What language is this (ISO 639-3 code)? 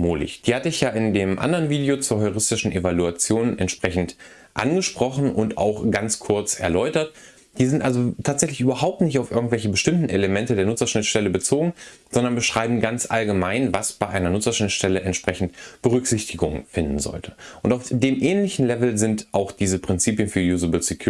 deu